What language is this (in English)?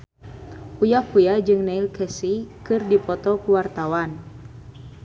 Sundanese